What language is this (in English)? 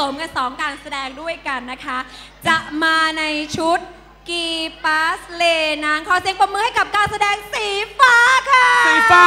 Thai